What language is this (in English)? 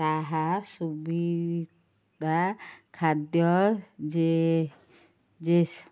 Odia